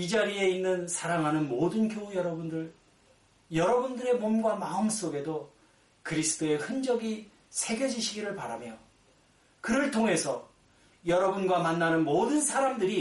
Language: Korean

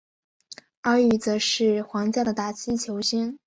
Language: Chinese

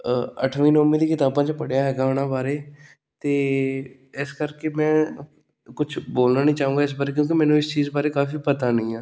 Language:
Punjabi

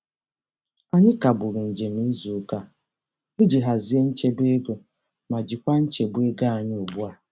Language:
Igbo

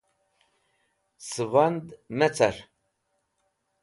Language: Wakhi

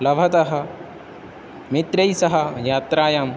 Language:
Sanskrit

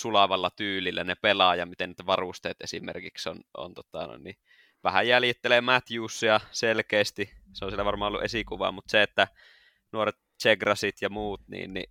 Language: Finnish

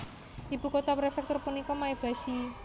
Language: Javanese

